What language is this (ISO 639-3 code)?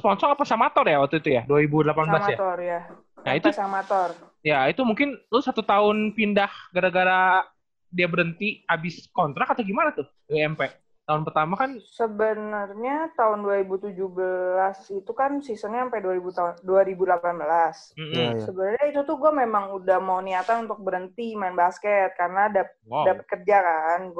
ind